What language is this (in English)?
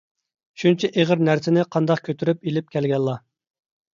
Uyghur